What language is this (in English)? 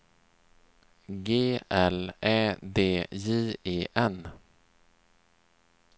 Swedish